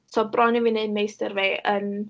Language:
Welsh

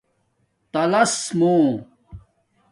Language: Domaaki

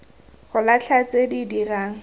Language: Tswana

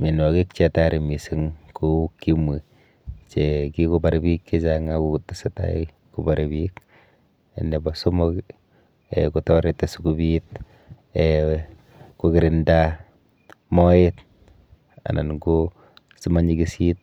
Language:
Kalenjin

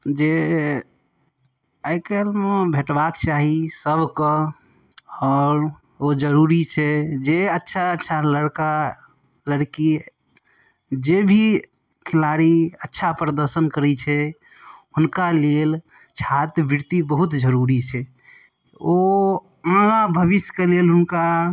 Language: Maithili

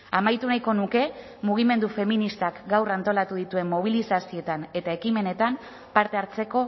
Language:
Basque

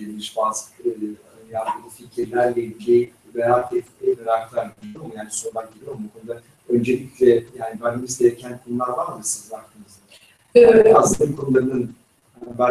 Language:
Turkish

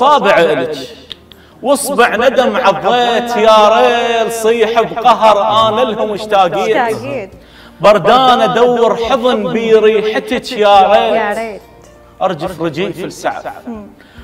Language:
Arabic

